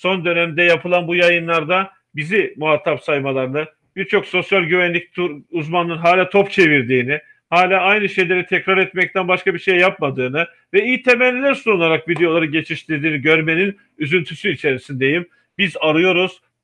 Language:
Turkish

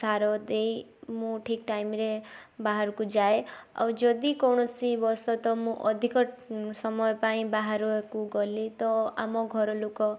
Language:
Odia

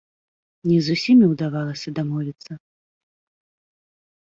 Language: Belarusian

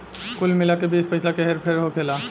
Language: Bhojpuri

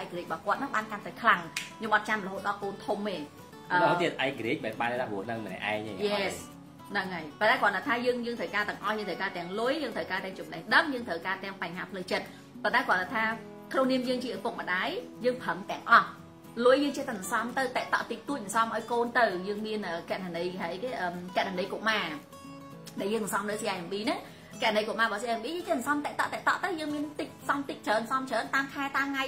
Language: Vietnamese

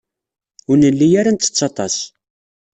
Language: Kabyle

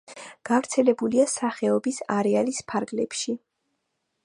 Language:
Georgian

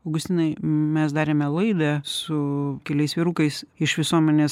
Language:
Lithuanian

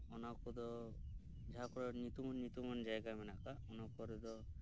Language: Santali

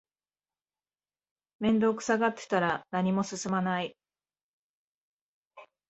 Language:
Japanese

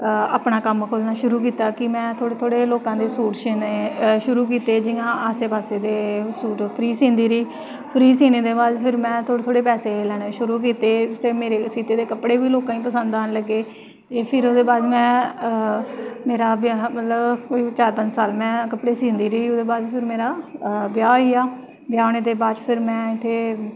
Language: Dogri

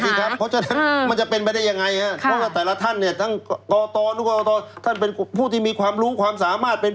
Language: Thai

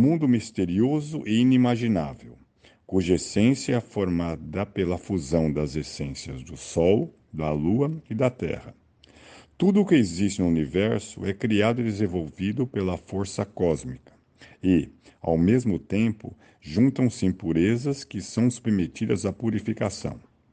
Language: Portuguese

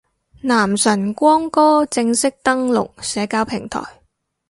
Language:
Cantonese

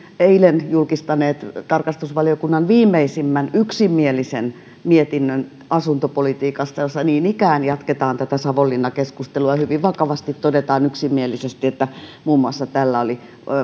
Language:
Finnish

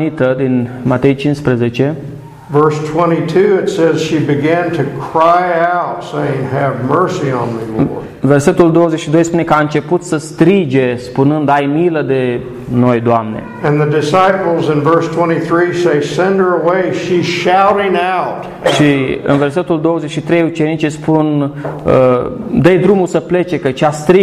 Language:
Romanian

